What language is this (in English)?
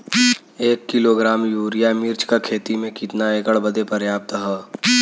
Bhojpuri